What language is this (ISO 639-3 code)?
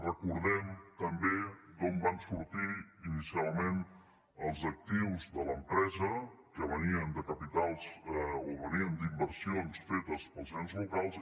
cat